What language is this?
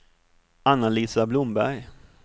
Swedish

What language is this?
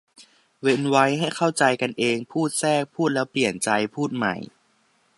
Thai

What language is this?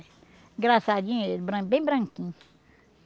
Portuguese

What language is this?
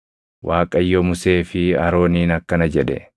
Oromo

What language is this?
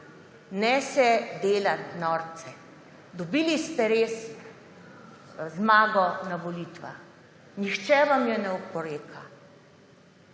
Slovenian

